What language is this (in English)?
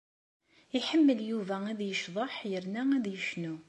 Kabyle